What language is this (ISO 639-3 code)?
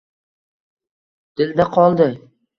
uzb